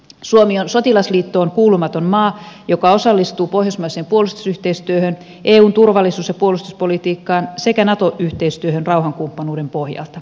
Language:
Finnish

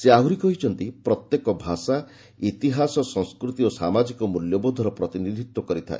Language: Odia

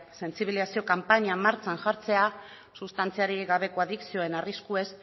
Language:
Basque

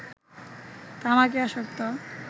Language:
Bangla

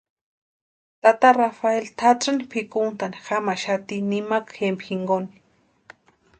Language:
Western Highland Purepecha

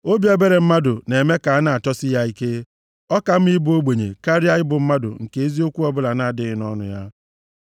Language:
Igbo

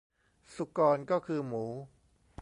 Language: Thai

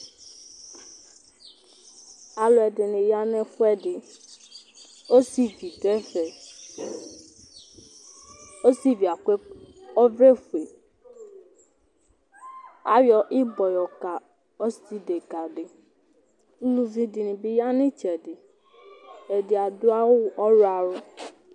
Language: Ikposo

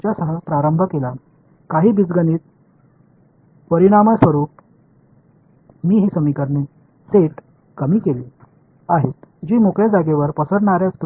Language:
Tamil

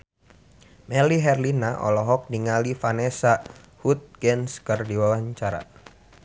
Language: Sundanese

